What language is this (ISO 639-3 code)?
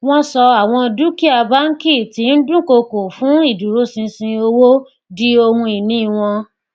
yor